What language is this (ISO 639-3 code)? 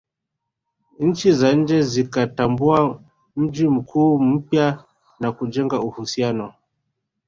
swa